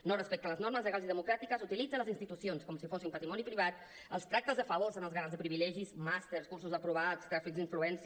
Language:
Catalan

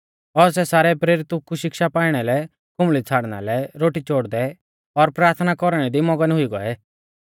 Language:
Mahasu Pahari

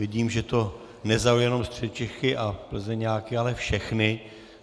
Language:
Czech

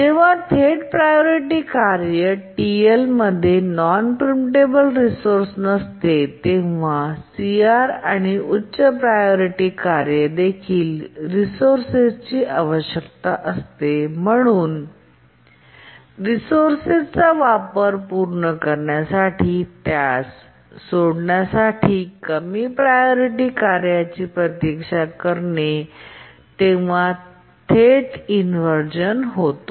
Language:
Marathi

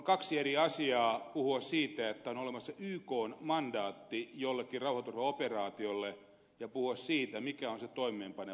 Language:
Finnish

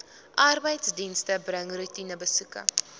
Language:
Afrikaans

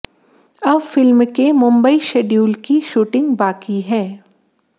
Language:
Hindi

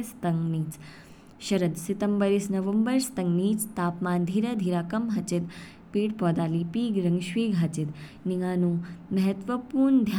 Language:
Kinnauri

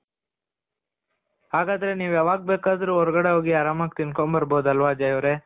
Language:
Kannada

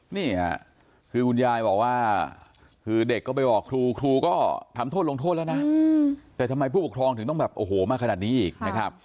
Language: Thai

